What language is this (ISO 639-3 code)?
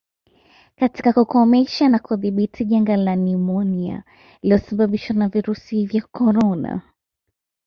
swa